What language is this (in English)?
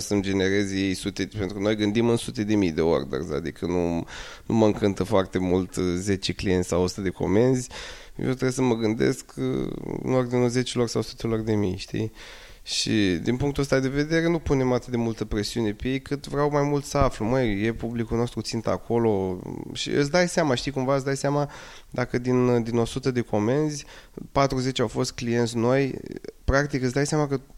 Romanian